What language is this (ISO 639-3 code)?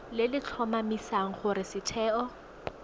tsn